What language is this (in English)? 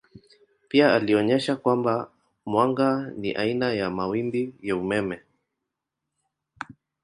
Swahili